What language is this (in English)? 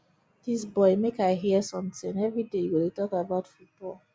Nigerian Pidgin